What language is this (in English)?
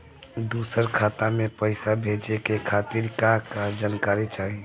Bhojpuri